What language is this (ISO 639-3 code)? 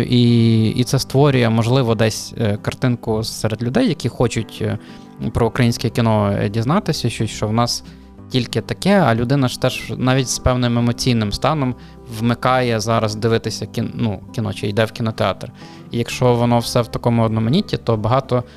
ukr